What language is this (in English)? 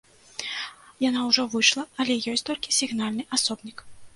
Belarusian